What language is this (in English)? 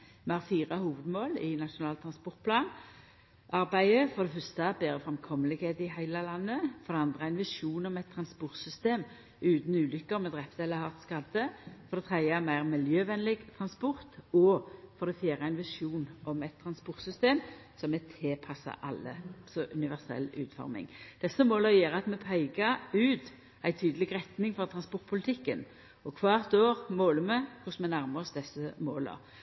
Norwegian Nynorsk